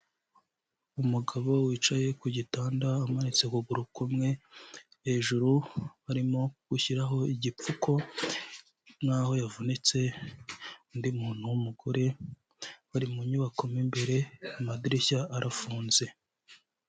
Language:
Kinyarwanda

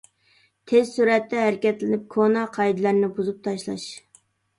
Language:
Uyghur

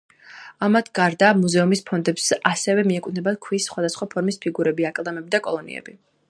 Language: Georgian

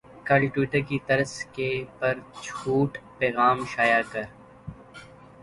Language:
Urdu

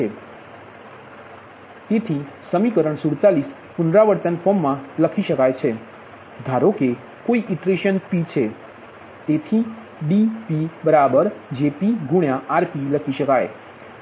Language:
Gujarati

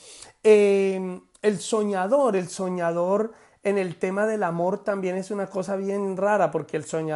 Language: Spanish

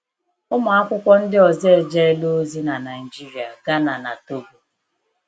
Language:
Igbo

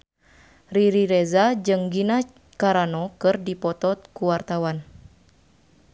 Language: Sundanese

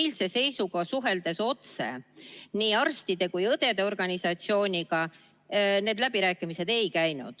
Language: Estonian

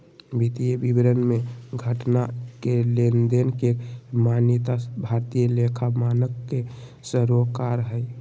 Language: Magahi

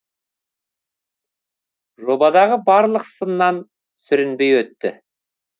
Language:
Kazakh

